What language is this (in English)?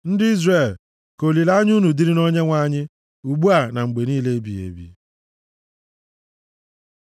Igbo